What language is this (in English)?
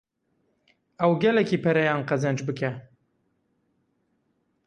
Kurdish